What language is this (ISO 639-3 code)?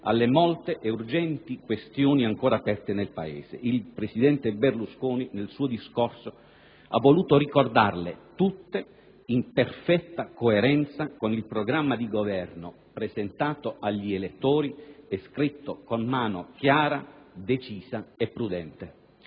ita